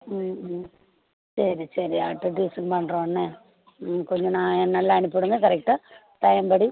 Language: Tamil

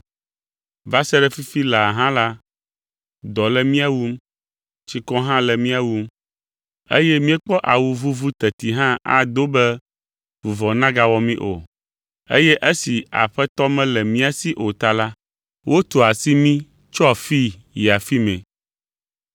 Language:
Ewe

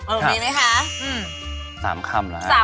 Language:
Thai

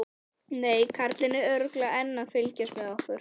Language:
Icelandic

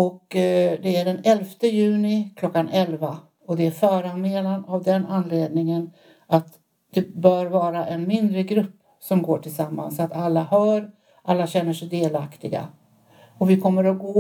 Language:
Swedish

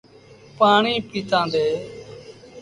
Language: Sindhi Bhil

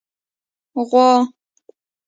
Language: Pashto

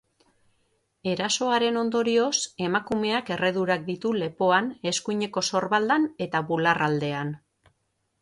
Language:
Basque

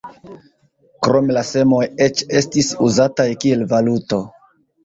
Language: Esperanto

